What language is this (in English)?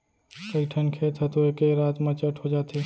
Chhattisgarhi